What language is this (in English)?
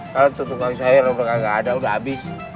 Indonesian